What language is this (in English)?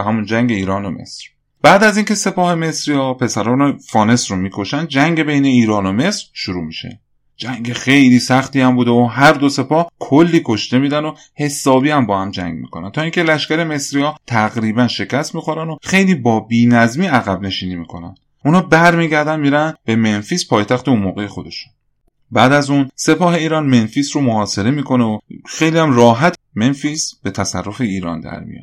Persian